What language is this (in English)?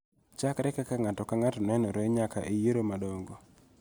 Luo (Kenya and Tanzania)